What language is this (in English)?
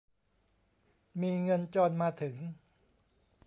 Thai